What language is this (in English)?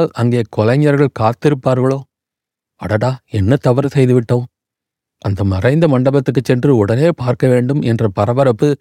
Tamil